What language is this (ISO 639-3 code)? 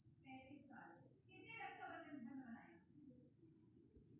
mai